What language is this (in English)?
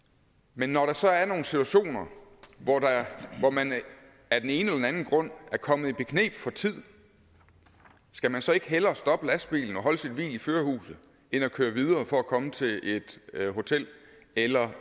Danish